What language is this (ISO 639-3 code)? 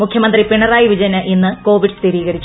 mal